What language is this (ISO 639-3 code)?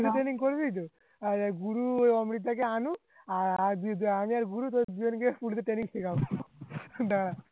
ben